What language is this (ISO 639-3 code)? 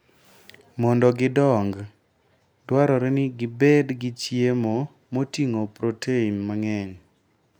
luo